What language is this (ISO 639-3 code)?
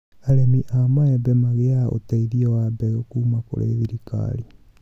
kik